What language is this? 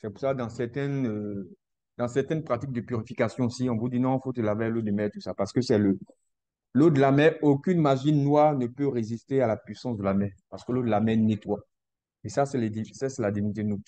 French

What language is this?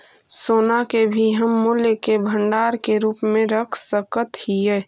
Magahi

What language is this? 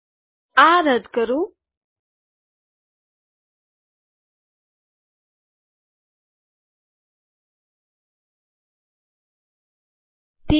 Gujarati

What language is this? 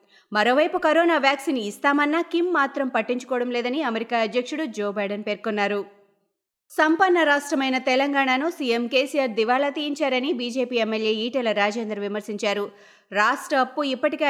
Telugu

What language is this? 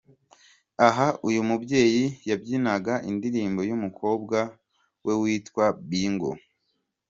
Kinyarwanda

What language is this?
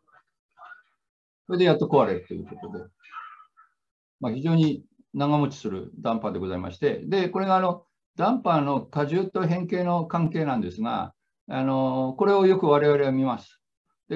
Japanese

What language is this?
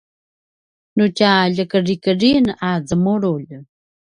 Paiwan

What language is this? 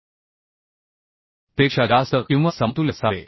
Marathi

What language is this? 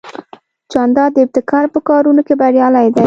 Pashto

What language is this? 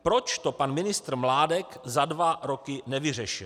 Czech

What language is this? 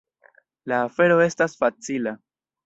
Esperanto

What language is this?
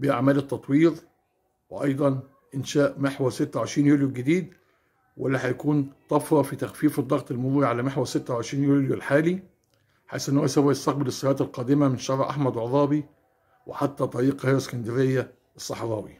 Arabic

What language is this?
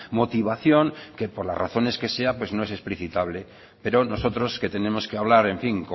Spanish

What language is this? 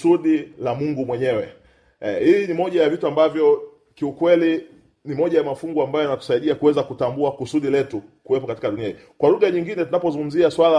Swahili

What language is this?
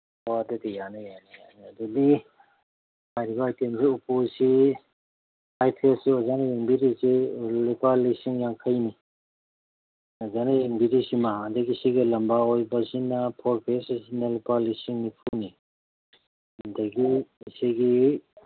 Manipuri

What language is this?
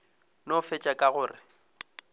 Northern Sotho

